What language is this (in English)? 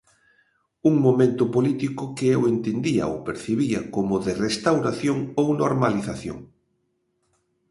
Galician